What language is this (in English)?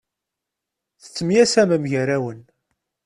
Kabyle